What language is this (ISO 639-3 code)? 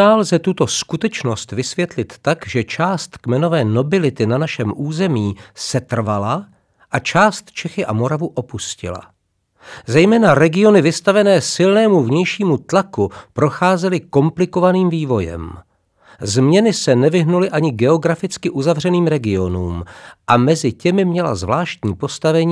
ces